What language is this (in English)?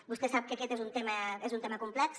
Catalan